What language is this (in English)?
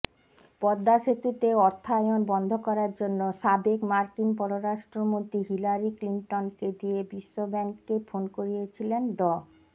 Bangla